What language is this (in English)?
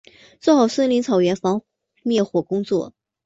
Chinese